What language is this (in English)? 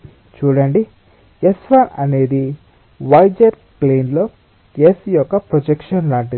Telugu